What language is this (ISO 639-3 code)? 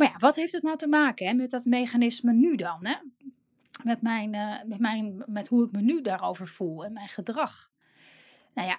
nld